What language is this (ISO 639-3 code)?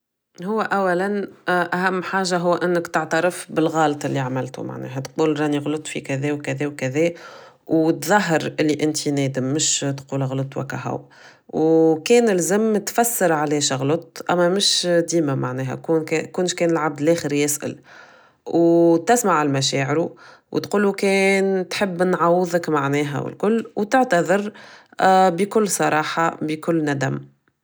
aeb